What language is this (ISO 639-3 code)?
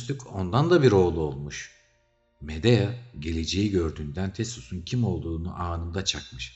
tur